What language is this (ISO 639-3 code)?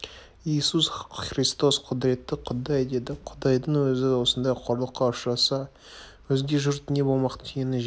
kaz